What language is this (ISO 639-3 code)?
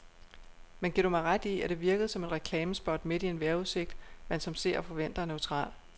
dan